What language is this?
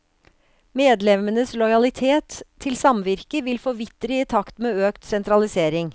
Norwegian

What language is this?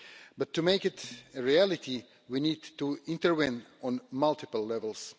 English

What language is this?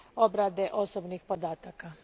Croatian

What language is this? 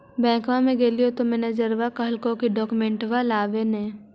Magahi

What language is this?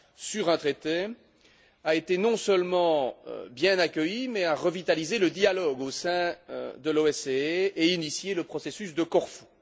French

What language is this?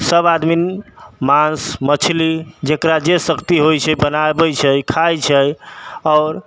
Maithili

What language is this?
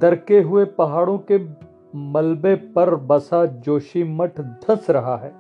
Hindi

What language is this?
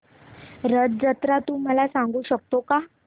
Marathi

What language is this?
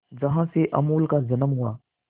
Hindi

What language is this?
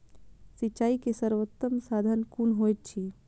Maithili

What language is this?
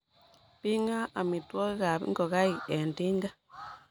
Kalenjin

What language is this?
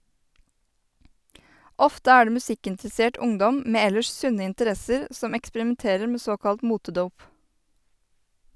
Norwegian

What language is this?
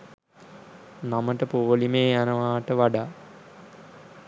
Sinhala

